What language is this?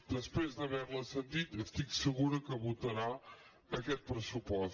Catalan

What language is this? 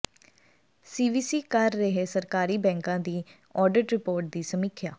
Punjabi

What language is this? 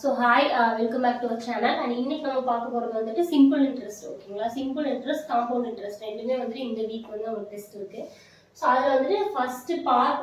Tamil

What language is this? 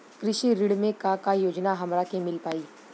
Bhojpuri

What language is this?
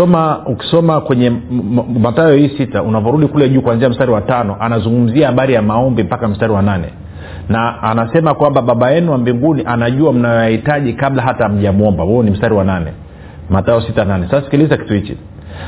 Swahili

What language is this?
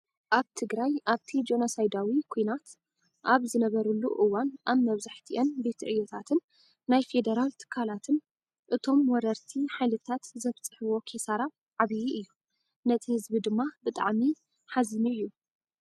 Tigrinya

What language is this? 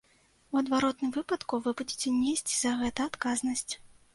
Belarusian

